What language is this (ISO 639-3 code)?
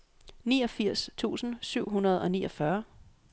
dan